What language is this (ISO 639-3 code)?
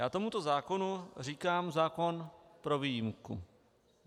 ces